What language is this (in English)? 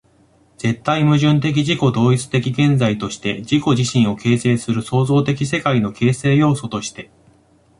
Japanese